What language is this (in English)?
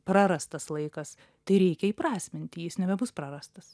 Lithuanian